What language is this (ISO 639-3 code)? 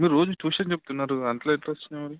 tel